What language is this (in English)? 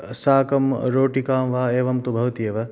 Sanskrit